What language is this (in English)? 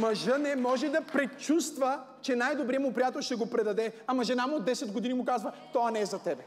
Bulgarian